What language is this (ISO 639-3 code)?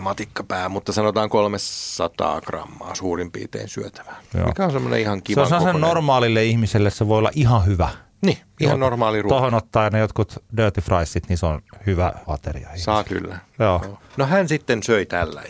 fin